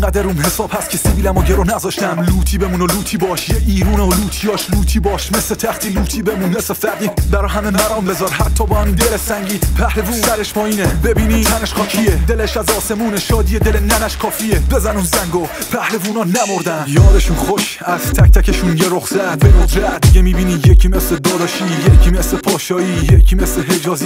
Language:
Persian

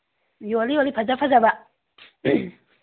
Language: Manipuri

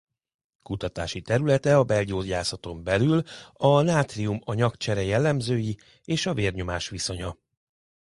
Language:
Hungarian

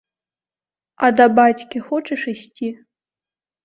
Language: Belarusian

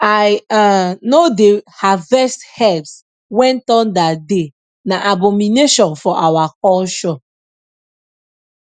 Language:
Nigerian Pidgin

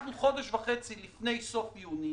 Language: Hebrew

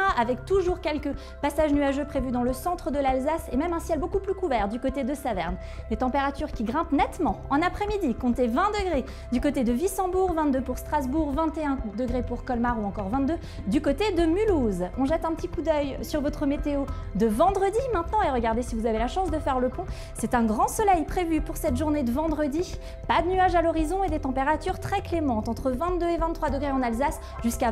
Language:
French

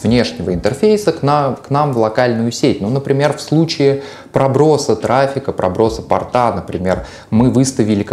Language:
Russian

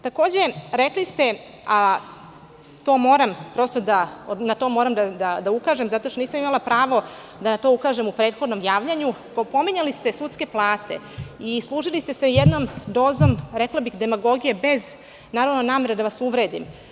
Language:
Serbian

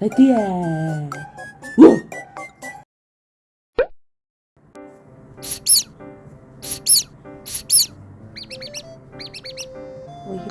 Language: Korean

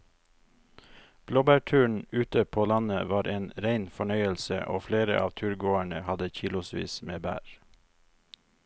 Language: Norwegian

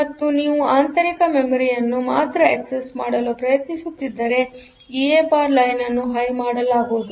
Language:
Kannada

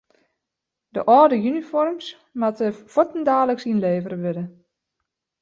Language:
Western Frisian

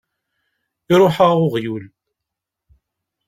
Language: Kabyle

